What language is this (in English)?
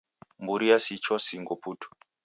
Taita